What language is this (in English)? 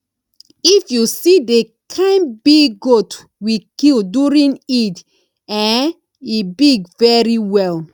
Nigerian Pidgin